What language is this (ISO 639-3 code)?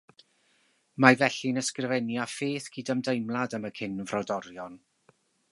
cym